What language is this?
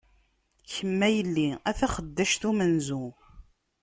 Kabyle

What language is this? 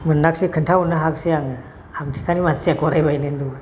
Bodo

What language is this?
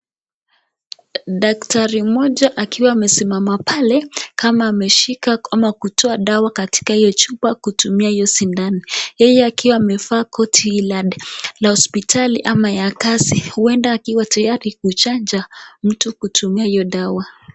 Swahili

